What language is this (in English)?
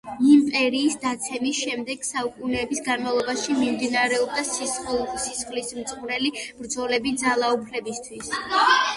Georgian